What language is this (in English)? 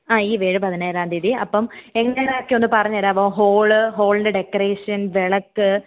Malayalam